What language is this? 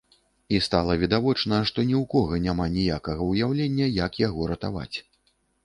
Belarusian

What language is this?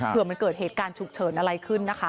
Thai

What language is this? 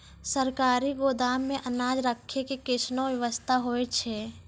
Maithili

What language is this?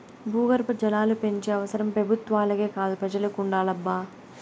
Telugu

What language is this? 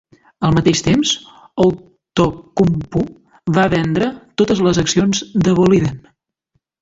Catalan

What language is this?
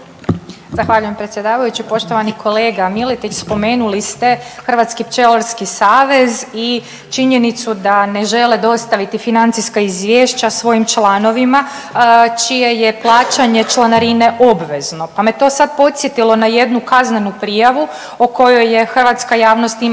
Croatian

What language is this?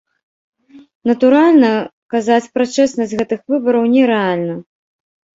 Belarusian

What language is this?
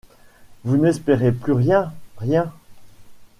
French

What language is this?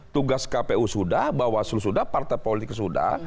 Indonesian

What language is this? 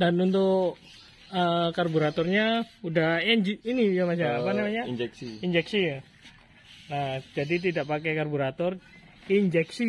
Indonesian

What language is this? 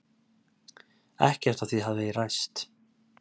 Icelandic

